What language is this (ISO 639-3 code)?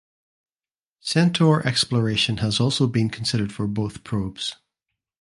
eng